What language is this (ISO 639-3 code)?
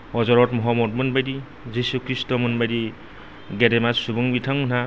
brx